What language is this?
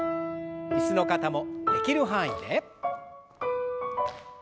Japanese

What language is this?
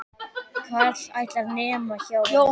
Icelandic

